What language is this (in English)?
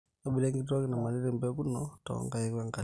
Masai